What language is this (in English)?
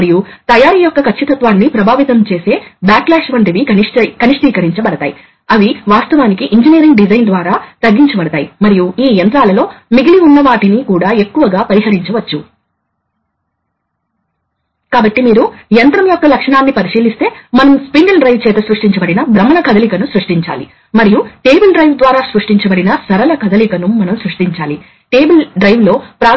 Telugu